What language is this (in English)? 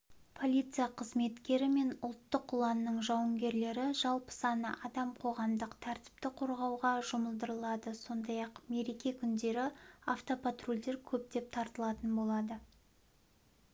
Kazakh